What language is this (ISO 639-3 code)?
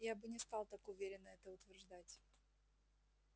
rus